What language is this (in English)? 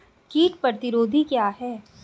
Hindi